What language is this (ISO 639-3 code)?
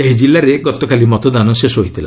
ori